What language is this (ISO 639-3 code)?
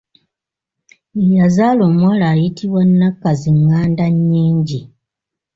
lug